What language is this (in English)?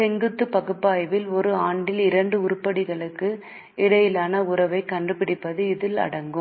Tamil